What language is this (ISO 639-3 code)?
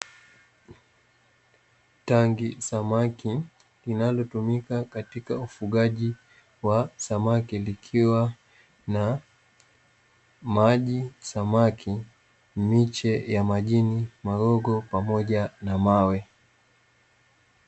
swa